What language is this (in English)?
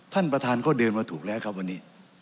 Thai